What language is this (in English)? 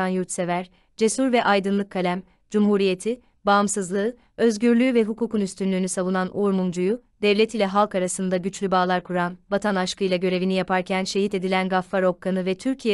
Turkish